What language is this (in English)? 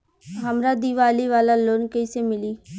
Bhojpuri